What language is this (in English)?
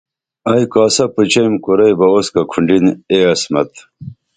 Dameli